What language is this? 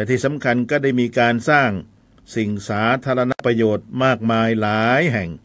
Thai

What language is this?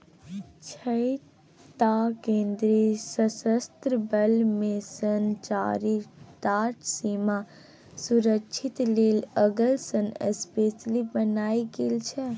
Maithili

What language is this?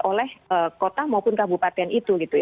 Indonesian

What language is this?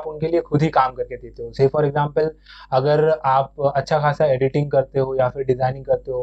Hindi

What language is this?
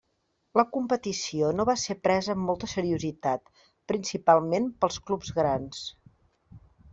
Catalan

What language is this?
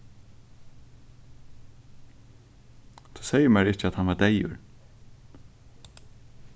Faroese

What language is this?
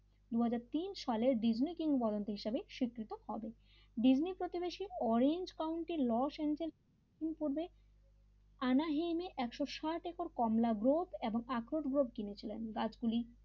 Bangla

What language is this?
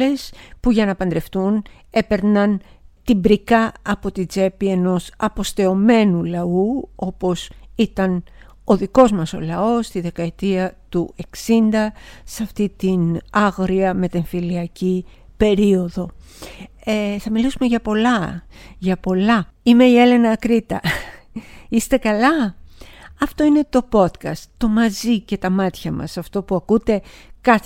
Greek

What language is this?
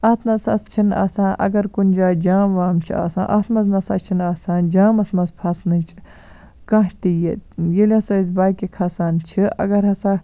Kashmiri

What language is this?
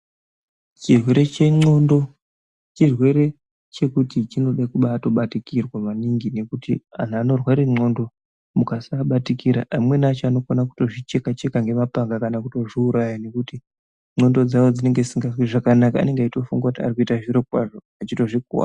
Ndau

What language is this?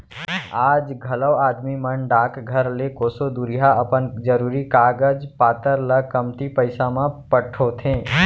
Chhattisgarhi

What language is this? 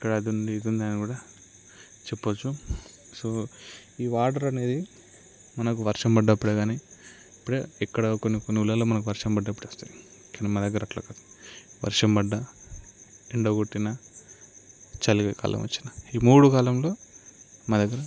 Telugu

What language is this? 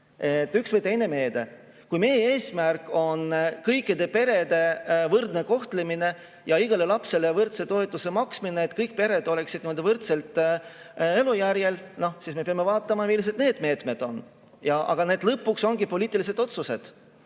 Estonian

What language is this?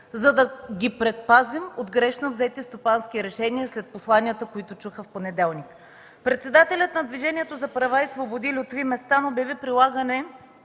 Bulgarian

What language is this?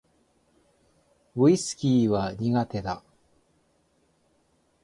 Japanese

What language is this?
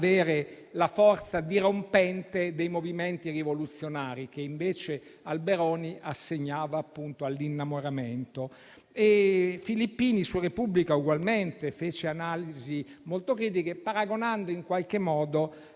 Italian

